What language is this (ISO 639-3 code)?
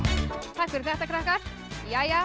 isl